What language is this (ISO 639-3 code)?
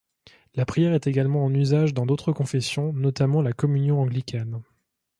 fra